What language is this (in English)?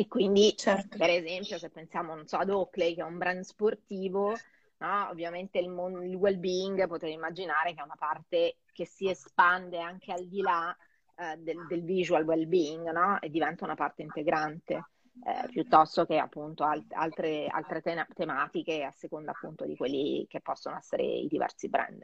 Italian